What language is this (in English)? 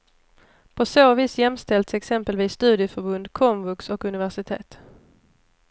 Swedish